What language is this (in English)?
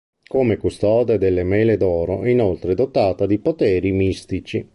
Italian